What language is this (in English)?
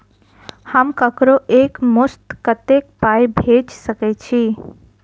Maithili